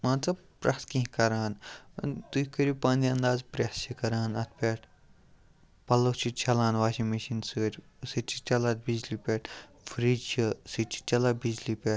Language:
Kashmiri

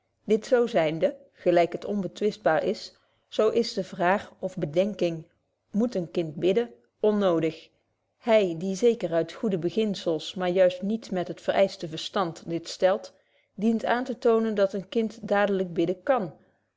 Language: Dutch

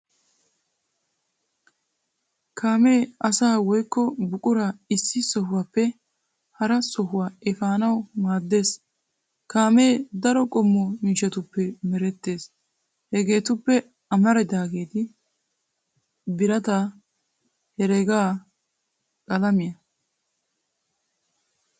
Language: Wolaytta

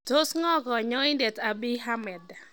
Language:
Kalenjin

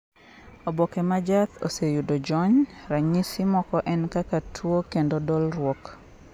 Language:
Luo (Kenya and Tanzania)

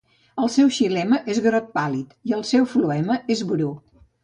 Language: Catalan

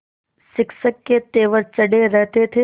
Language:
Hindi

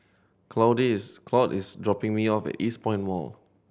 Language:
English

